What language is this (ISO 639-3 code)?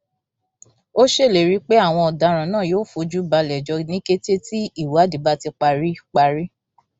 yor